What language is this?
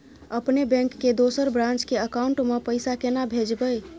Maithili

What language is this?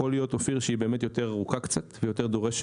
Hebrew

